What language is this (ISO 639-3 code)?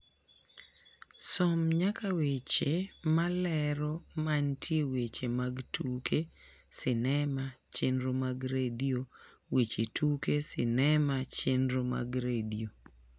luo